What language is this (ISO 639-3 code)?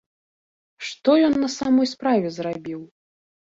bel